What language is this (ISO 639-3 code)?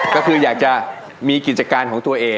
tha